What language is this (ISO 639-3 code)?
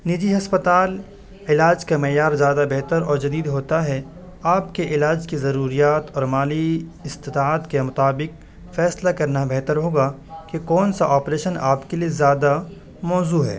urd